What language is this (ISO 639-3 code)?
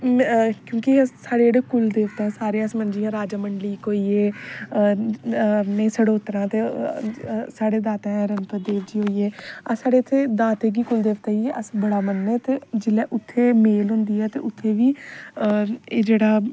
doi